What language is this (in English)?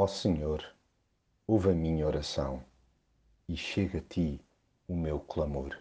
Portuguese